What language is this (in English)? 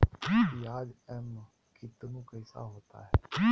Magahi